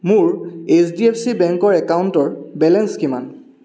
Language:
Assamese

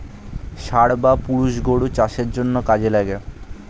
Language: Bangla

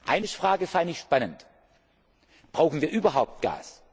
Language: German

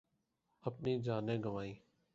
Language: Urdu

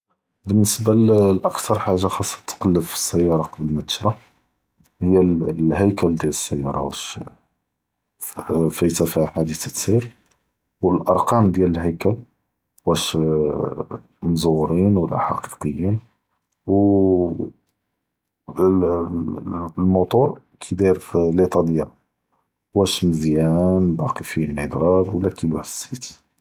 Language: Judeo-Arabic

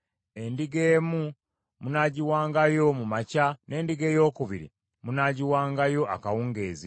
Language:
Ganda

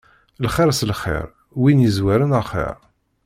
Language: Kabyle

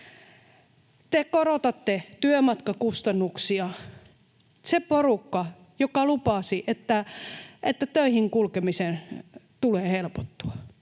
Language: Finnish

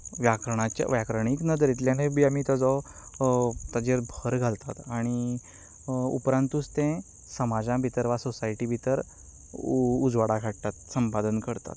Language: Konkani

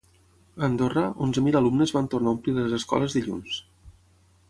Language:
Catalan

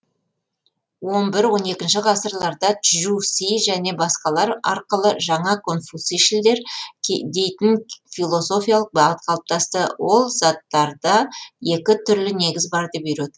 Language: Kazakh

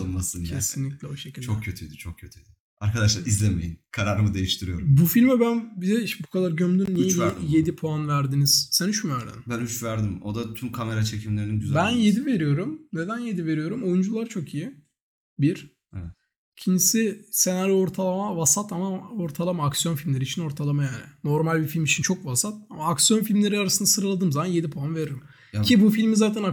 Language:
Turkish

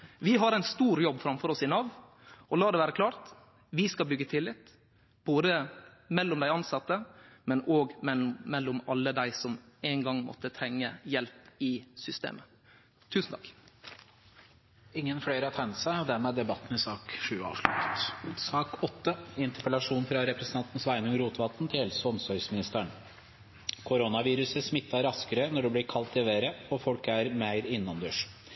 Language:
Norwegian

